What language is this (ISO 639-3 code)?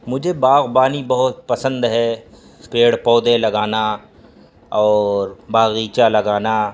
urd